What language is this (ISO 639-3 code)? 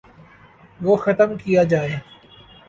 urd